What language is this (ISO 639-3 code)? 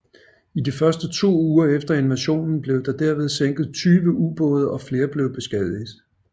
dan